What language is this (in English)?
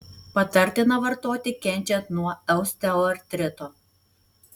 Lithuanian